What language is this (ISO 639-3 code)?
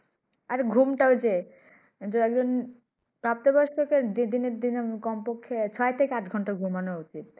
ben